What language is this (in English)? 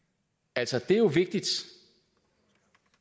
Danish